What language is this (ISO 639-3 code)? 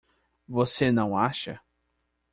por